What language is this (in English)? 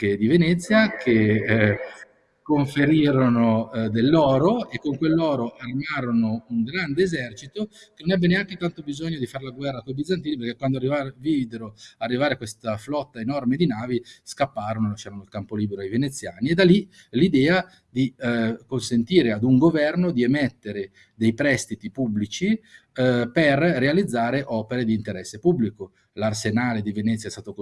Italian